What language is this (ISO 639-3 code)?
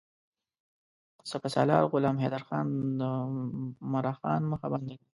pus